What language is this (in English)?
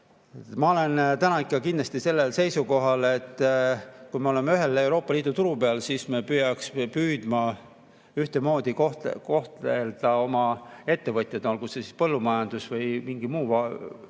Estonian